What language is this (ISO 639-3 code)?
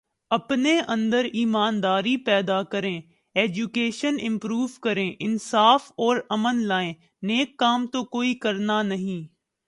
urd